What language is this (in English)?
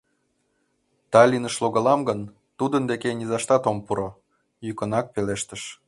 Mari